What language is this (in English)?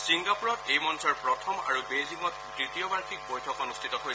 Assamese